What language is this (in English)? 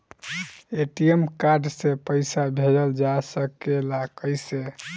Bhojpuri